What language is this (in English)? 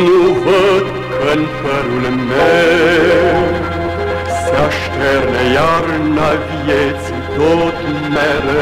Romanian